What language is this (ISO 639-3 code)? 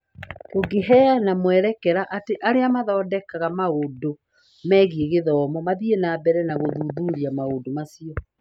kik